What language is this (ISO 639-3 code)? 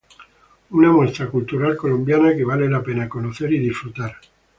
spa